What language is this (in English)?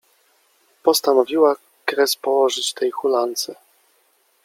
Polish